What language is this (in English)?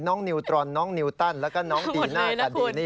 Thai